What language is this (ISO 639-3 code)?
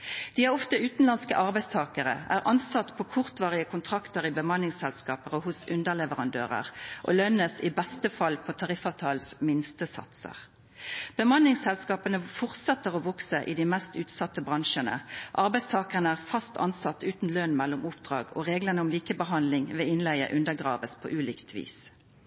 nno